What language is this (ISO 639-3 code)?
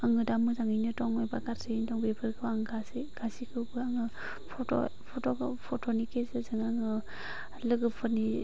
brx